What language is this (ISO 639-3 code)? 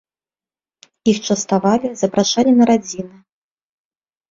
bel